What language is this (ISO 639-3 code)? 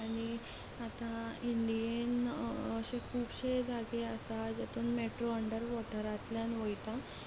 kok